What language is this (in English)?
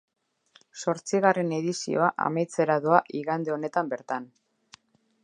Basque